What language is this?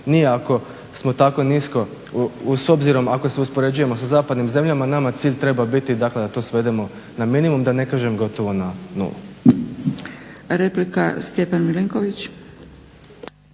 Croatian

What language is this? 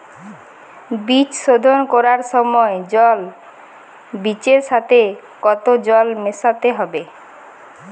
Bangla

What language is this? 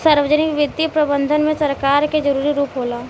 Bhojpuri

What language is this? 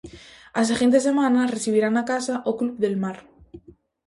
Galician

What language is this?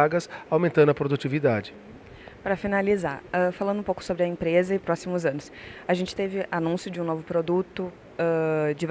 Portuguese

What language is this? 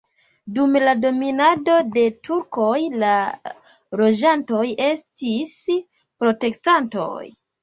Esperanto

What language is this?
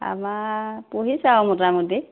Assamese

